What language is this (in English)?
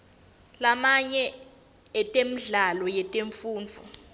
Swati